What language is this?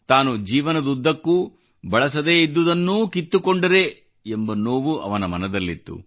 Kannada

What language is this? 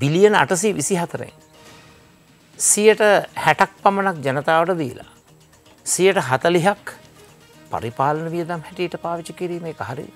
Turkish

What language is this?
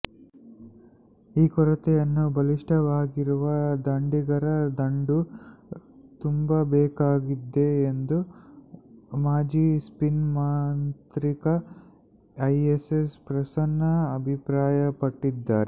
Kannada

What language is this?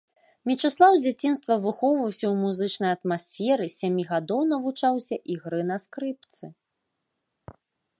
Belarusian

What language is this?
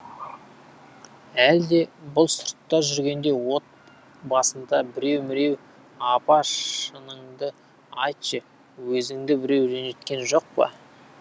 Kazakh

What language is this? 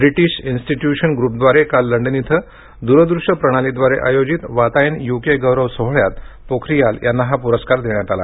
Marathi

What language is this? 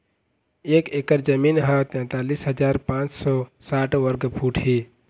Chhattisgarhi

